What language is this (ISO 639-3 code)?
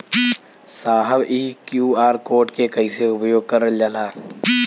bho